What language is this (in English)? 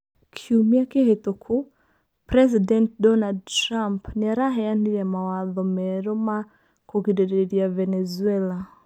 Kikuyu